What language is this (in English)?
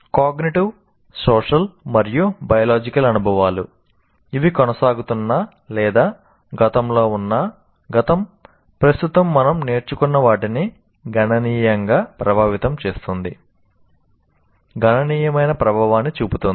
Telugu